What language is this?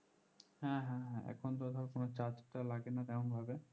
Bangla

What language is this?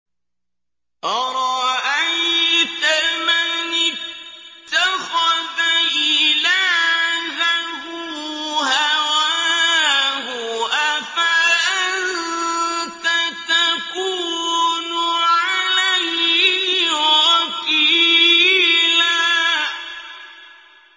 Arabic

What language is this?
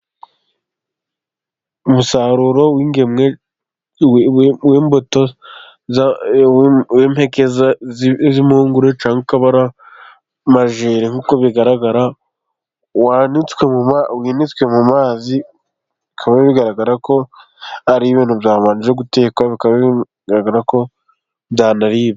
Kinyarwanda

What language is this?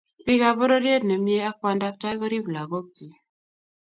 Kalenjin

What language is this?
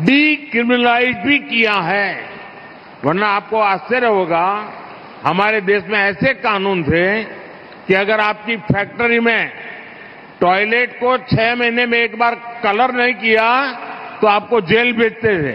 Hindi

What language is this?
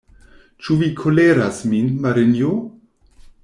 Esperanto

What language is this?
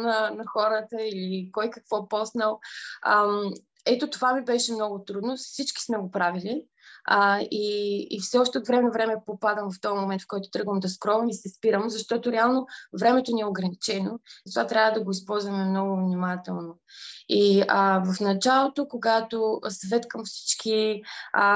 Bulgarian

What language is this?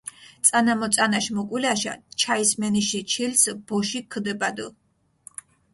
Mingrelian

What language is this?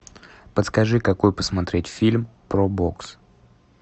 Russian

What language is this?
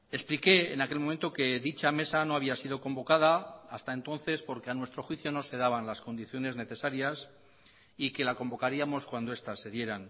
Spanish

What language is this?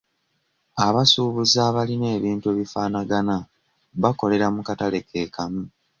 Ganda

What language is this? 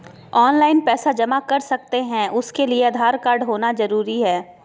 Magahi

